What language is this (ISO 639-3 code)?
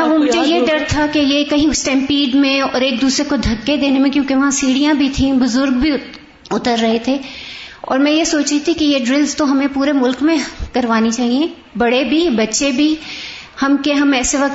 urd